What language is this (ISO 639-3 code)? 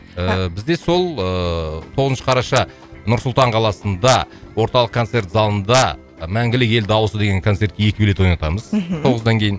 kaz